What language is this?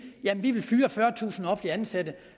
Danish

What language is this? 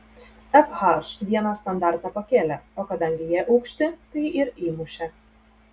Lithuanian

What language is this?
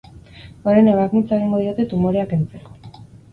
Basque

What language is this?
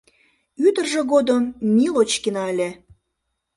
Mari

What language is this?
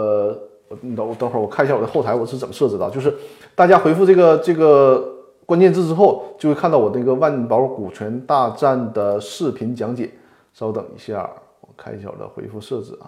Chinese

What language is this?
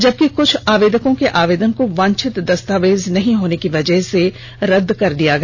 Hindi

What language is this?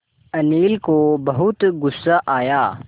Hindi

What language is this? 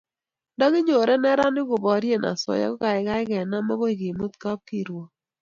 Kalenjin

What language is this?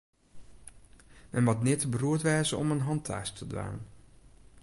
Western Frisian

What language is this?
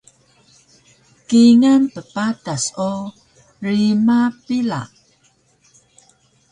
Taroko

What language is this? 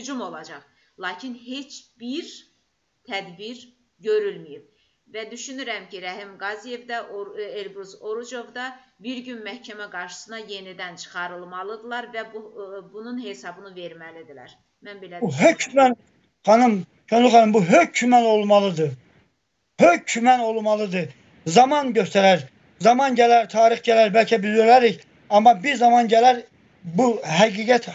Turkish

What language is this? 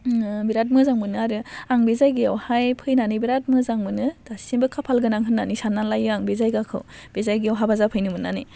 Bodo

